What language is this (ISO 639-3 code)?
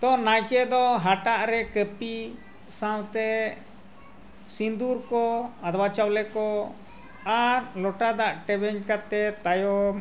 sat